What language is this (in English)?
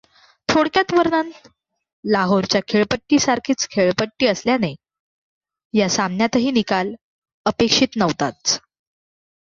Marathi